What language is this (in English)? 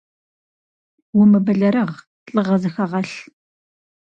Kabardian